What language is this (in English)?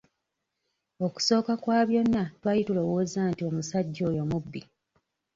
Ganda